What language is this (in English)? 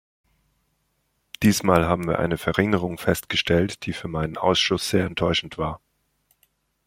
German